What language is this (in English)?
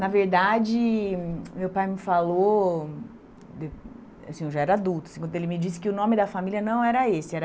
Portuguese